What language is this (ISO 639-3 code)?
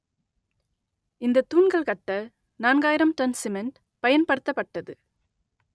tam